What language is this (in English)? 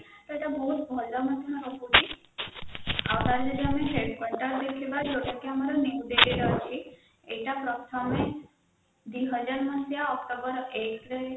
Odia